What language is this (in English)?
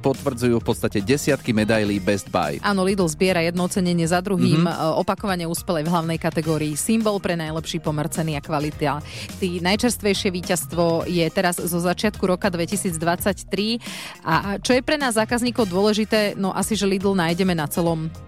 Slovak